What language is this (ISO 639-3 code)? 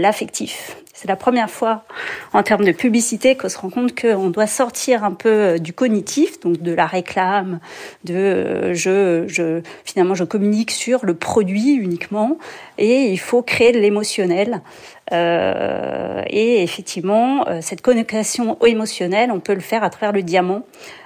fra